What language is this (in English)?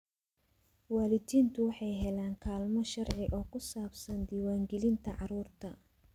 Somali